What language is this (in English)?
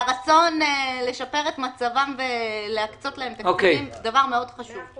Hebrew